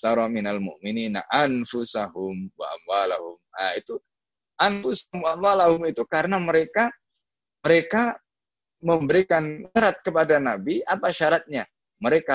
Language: Indonesian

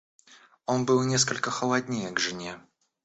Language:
Russian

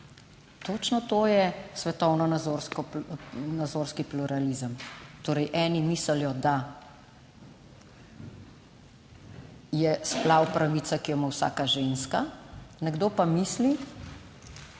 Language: Slovenian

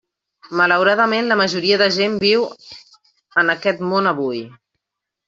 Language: Catalan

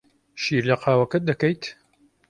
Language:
Central Kurdish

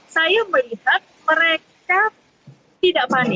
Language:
Indonesian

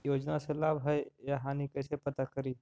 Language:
Magahi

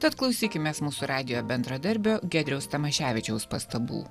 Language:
Lithuanian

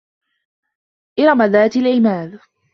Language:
Arabic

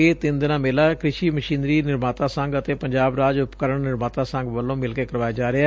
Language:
Punjabi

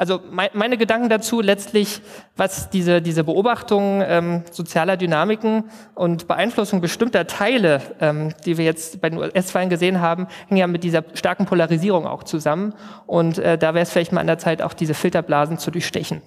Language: German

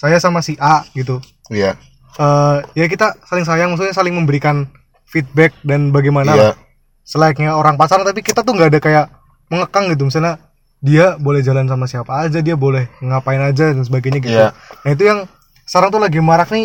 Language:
Indonesian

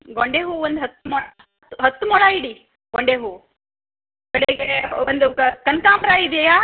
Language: Kannada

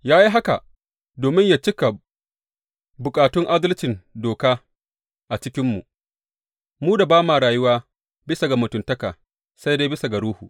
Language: Hausa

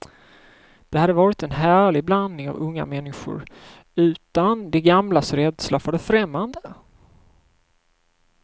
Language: Swedish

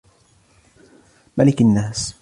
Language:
Arabic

